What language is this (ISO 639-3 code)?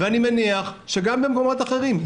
heb